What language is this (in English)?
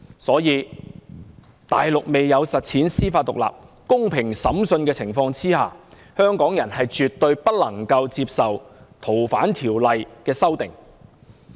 Cantonese